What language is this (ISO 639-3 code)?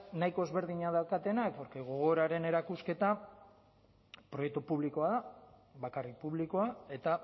eus